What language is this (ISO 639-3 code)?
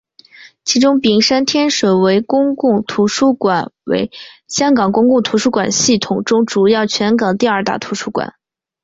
zho